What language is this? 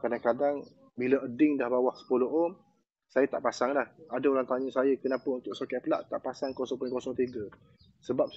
Malay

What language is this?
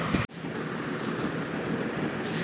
Bangla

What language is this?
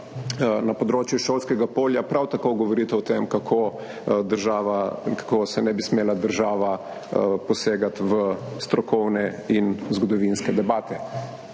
Slovenian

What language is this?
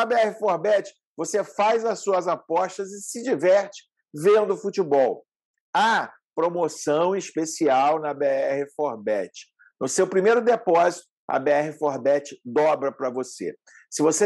Portuguese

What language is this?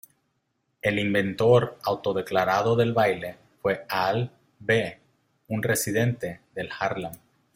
Spanish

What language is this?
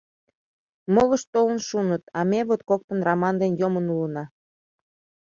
Mari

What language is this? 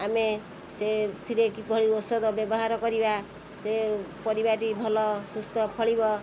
Odia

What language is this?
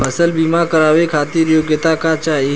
Bhojpuri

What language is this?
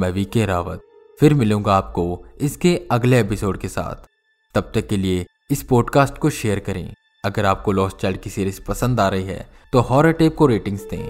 Hindi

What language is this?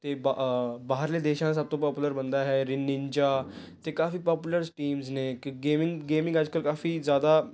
Punjabi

